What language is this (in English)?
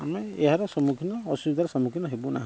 Odia